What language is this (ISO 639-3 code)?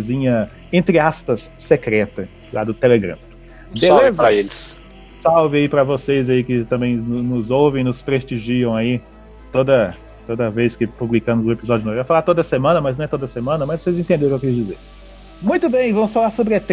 por